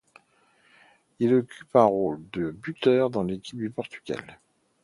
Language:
French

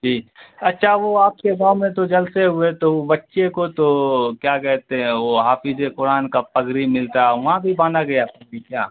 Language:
Urdu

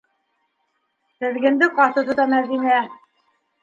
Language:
Bashkir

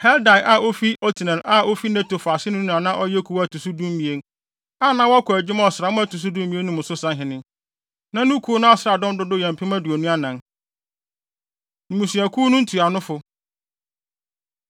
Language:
Akan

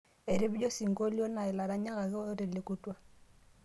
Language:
Masai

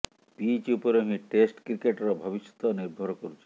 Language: Odia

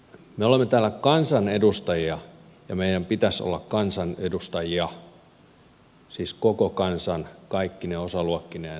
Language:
Finnish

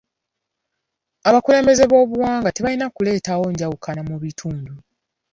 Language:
Ganda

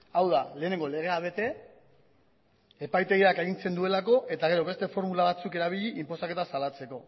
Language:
Basque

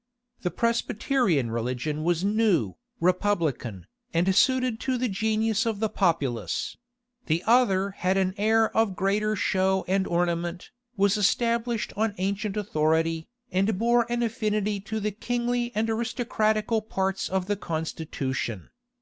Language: English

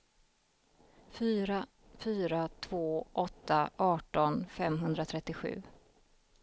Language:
Swedish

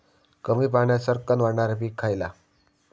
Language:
Marathi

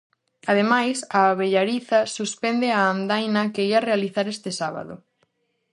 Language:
Galician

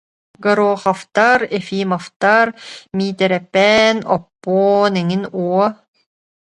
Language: Yakut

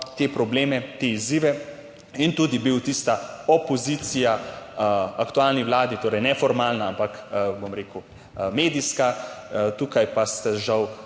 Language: Slovenian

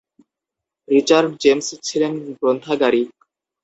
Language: Bangla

